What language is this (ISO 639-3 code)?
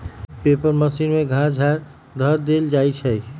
mag